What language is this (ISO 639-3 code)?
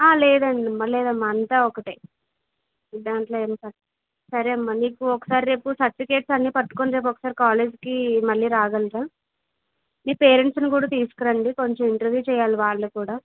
tel